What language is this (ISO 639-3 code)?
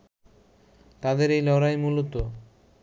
ben